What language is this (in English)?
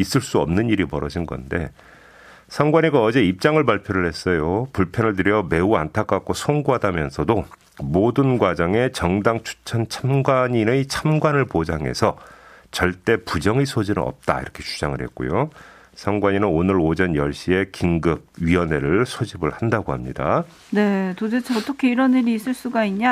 Korean